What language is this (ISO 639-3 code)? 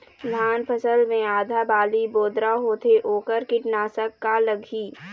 hne